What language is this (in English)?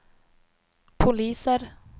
Swedish